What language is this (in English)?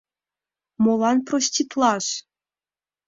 Mari